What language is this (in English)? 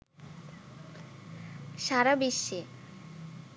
Bangla